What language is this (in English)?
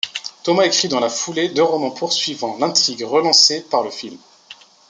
French